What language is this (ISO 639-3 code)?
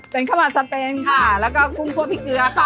tha